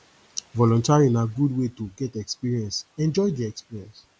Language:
Nigerian Pidgin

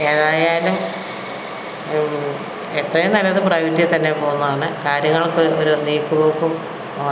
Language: Malayalam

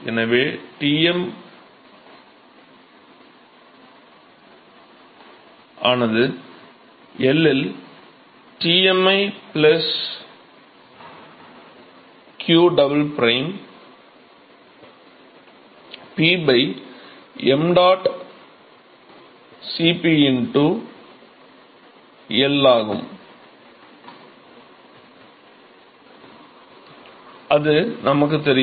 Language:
Tamil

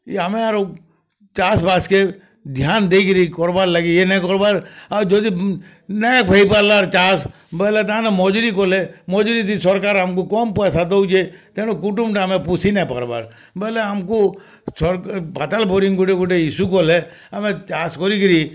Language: Odia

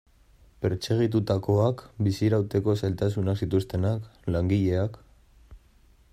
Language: Basque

